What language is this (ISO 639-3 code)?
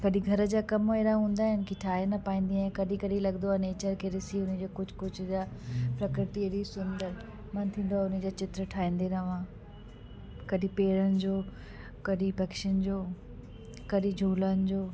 snd